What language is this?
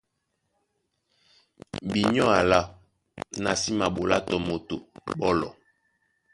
Duala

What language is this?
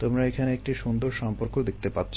Bangla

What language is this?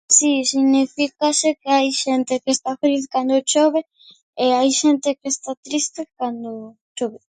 Galician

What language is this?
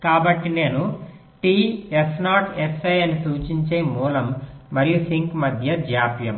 Telugu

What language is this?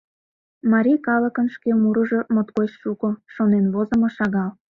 Mari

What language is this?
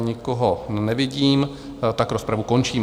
Czech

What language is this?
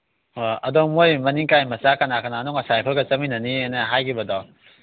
Manipuri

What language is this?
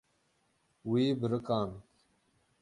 Kurdish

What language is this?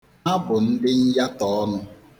Igbo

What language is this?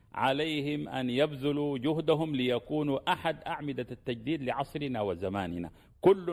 Arabic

